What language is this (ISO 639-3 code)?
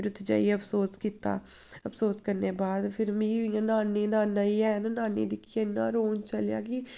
doi